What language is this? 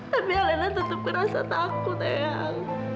Indonesian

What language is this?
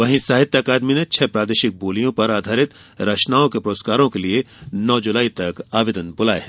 Hindi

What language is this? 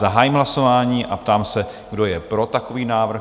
Czech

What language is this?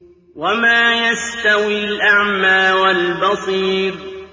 Arabic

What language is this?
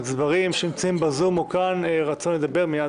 Hebrew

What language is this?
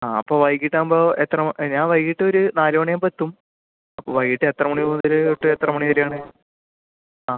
Malayalam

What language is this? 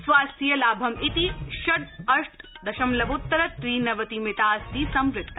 Sanskrit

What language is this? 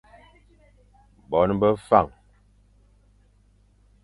Fang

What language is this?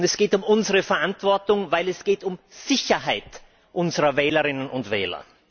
German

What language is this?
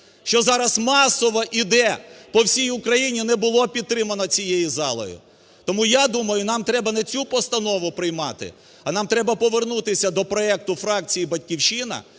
Ukrainian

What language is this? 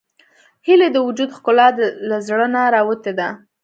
Pashto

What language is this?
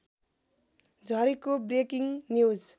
Nepali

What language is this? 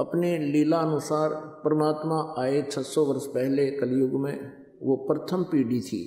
Hindi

